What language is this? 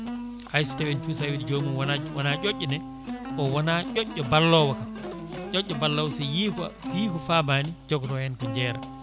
Fula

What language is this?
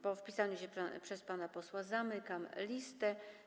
Polish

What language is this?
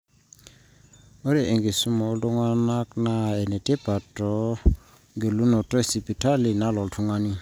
Masai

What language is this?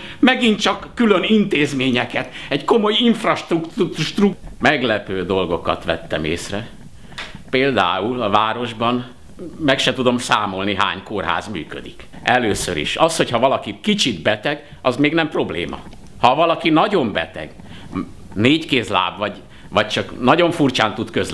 Hungarian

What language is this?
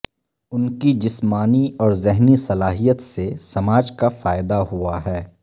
Urdu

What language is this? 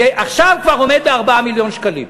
Hebrew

